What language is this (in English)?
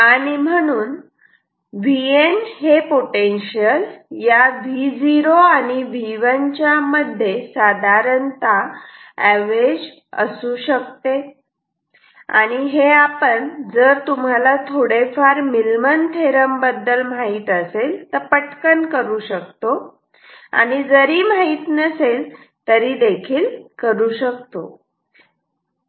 Marathi